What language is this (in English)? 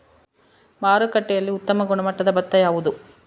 Kannada